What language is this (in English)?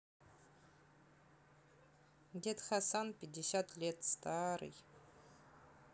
Russian